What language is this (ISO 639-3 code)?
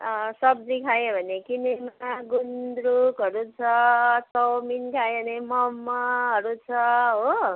nep